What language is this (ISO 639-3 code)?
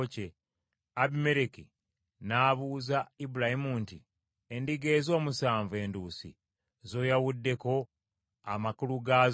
lug